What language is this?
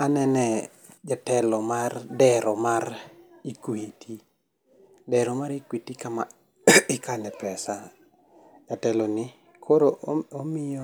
Luo (Kenya and Tanzania)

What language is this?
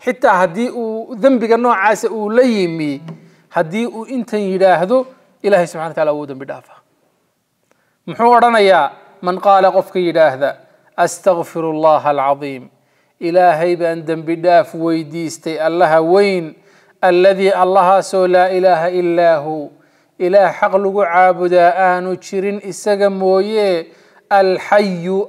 Arabic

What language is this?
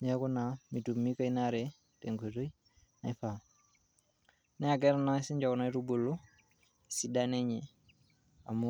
Masai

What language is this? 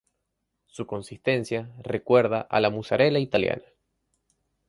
Spanish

